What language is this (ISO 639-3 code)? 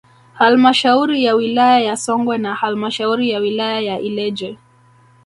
swa